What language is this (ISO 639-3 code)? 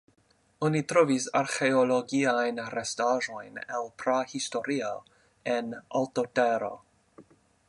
epo